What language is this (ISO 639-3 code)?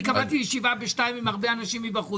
heb